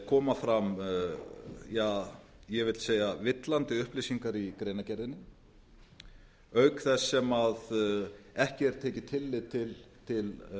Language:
Icelandic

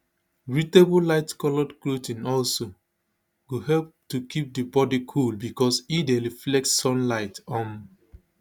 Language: Nigerian Pidgin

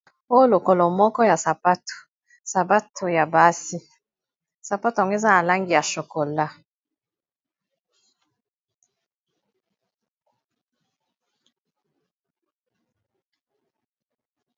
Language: Lingala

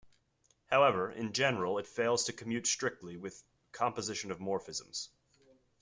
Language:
English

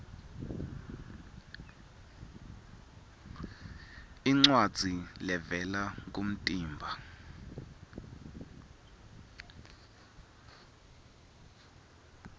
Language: Swati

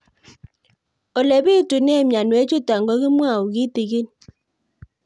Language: Kalenjin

